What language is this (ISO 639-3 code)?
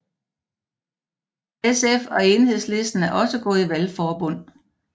dan